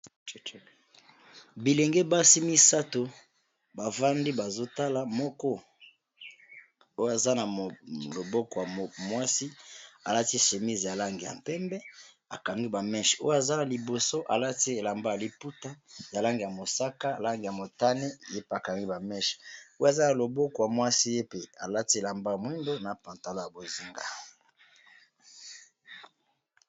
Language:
Lingala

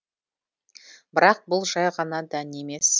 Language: Kazakh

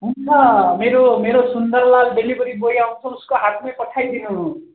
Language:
Nepali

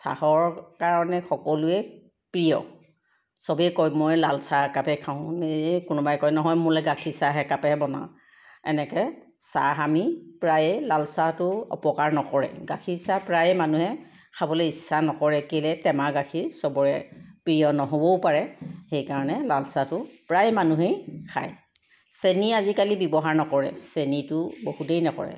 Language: Assamese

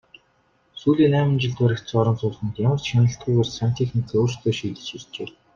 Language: Mongolian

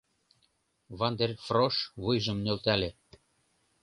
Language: Mari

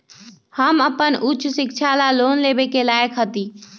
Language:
Magahi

